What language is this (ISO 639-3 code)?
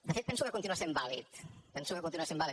cat